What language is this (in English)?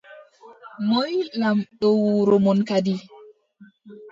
Adamawa Fulfulde